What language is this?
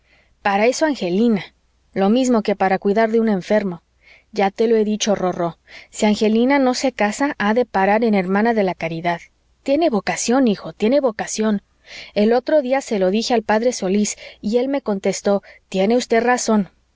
Spanish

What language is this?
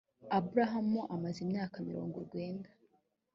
Kinyarwanda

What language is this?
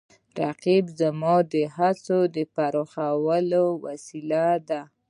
Pashto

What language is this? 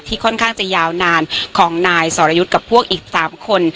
Thai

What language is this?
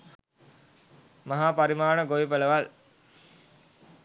Sinhala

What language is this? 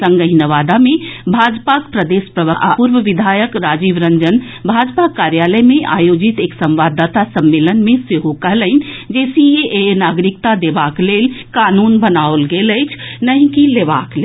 Maithili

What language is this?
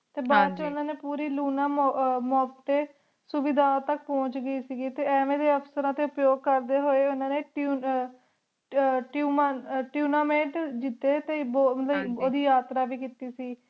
Punjabi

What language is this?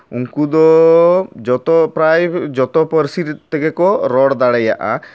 Santali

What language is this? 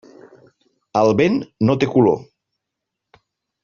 Catalan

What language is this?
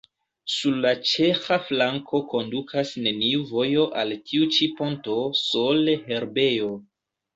Esperanto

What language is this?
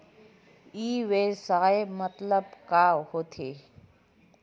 Chhattisgarhi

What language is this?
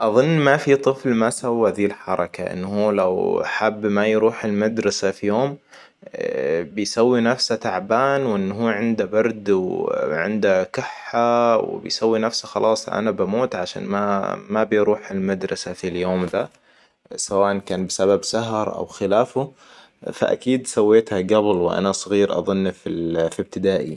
Hijazi Arabic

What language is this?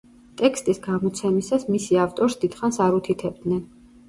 Georgian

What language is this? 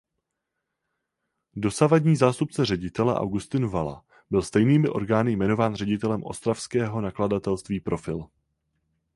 Czech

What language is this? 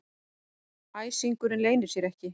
Icelandic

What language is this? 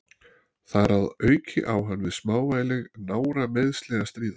Icelandic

